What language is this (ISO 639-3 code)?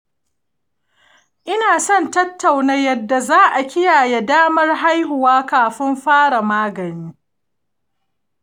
hau